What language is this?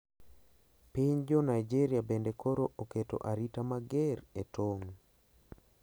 Luo (Kenya and Tanzania)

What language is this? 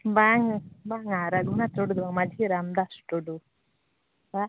Santali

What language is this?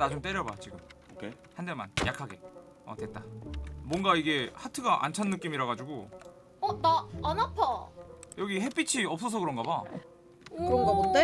Korean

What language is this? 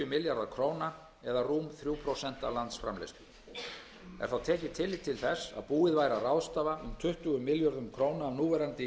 Icelandic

